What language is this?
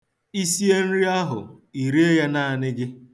Igbo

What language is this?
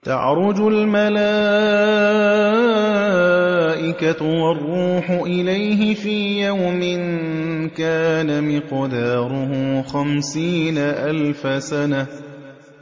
Arabic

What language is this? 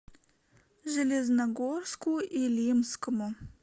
Russian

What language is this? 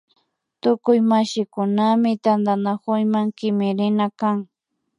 Imbabura Highland Quichua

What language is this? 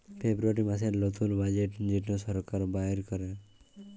Bangla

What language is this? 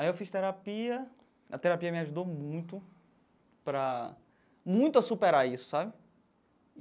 Portuguese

